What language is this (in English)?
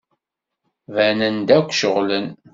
Kabyle